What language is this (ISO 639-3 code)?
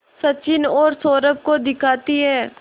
hin